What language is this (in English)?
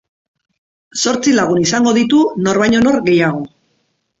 Basque